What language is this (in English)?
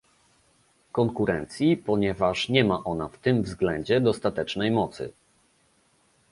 Polish